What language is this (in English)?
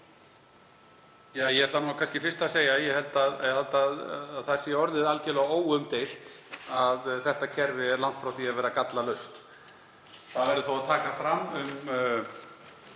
Icelandic